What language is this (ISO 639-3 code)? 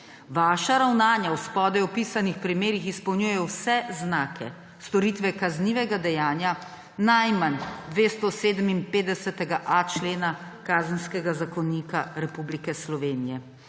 slv